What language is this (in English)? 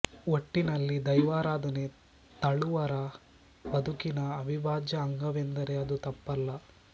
Kannada